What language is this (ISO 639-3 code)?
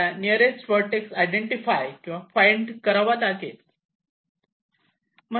mar